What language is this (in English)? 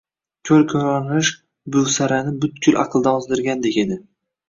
Uzbek